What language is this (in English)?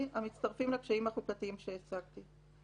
Hebrew